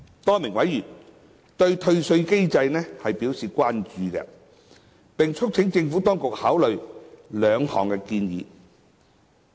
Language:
Cantonese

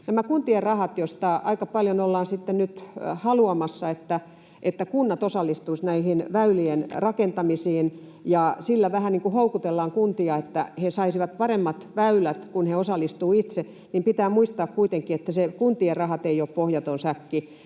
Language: Finnish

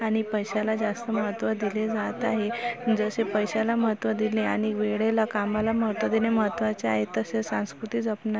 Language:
Marathi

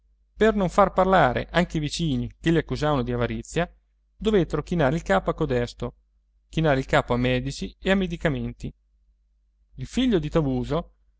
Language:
Italian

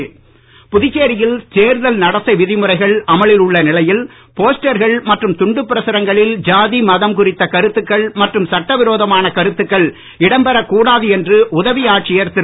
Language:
Tamil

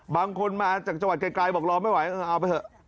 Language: Thai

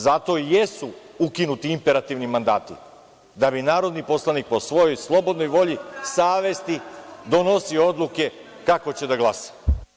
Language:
Serbian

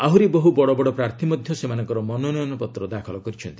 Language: Odia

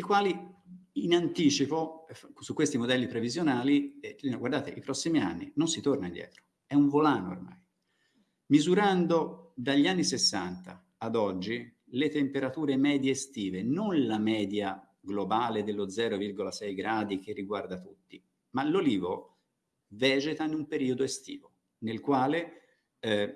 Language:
Italian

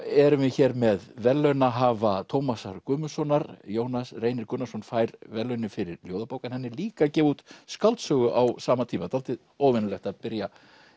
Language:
Icelandic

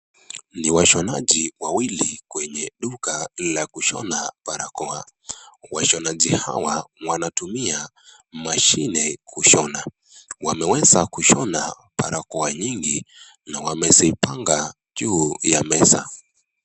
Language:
Swahili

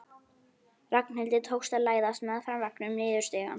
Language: Icelandic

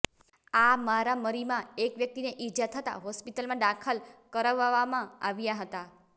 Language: Gujarati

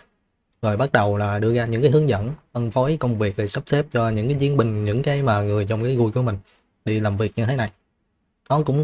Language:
Vietnamese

